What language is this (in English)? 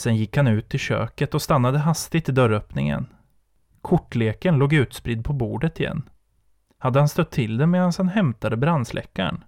Swedish